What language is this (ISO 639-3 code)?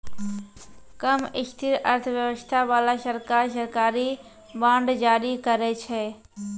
mai